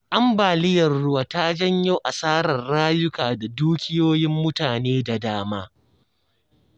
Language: Hausa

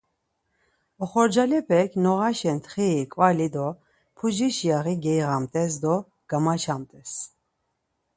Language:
Laz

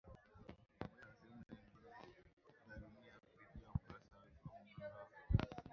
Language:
Swahili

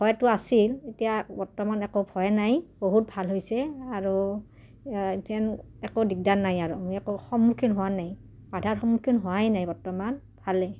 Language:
Assamese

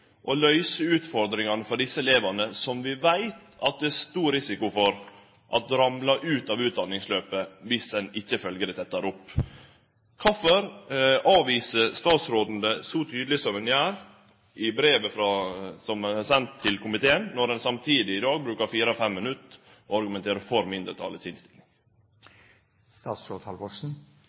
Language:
Norwegian Nynorsk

